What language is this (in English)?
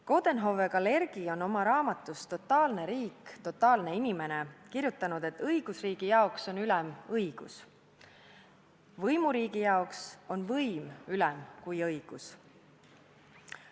Estonian